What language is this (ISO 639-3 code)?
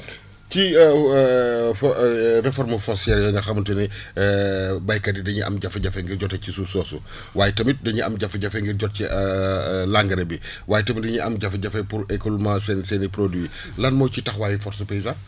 wol